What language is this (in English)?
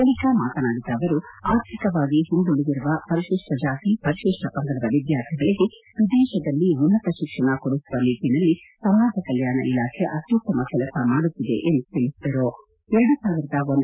Kannada